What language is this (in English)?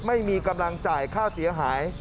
Thai